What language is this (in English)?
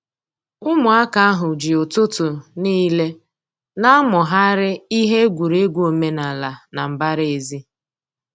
Igbo